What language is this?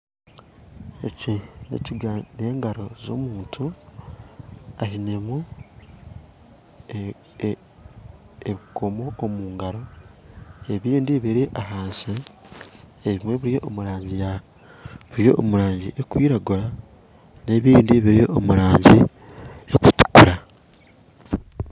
Nyankole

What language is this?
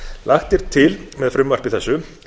Icelandic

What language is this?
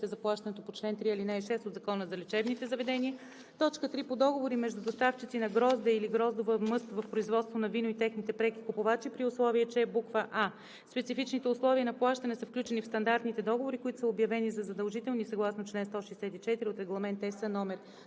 Bulgarian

